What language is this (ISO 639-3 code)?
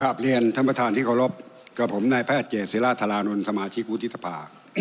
tha